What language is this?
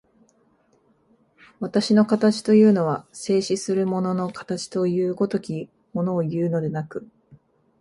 Japanese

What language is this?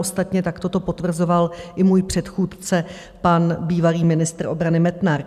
Czech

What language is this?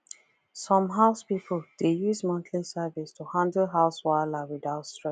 Nigerian Pidgin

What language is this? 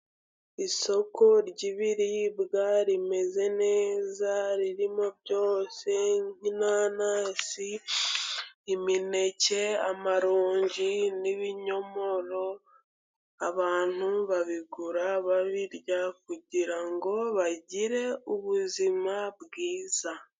Kinyarwanda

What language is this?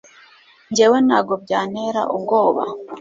Kinyarwanda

